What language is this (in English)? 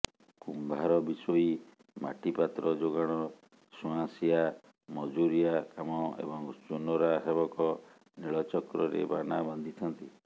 Odia